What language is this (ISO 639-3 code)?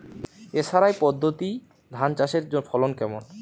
ben